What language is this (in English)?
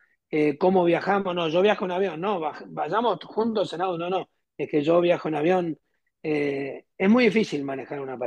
Spanish